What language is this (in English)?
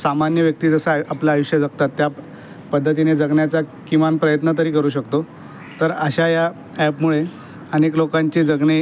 Marathi